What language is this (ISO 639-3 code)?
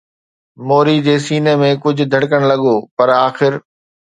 snd